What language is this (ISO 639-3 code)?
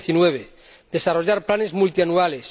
spa